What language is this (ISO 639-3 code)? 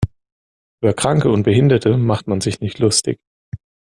deu